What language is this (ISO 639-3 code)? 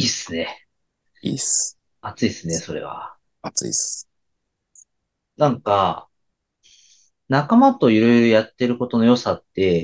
jpn